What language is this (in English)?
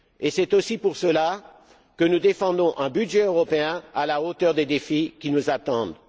French